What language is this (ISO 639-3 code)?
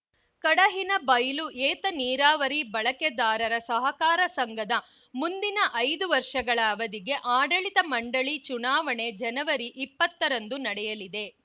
kan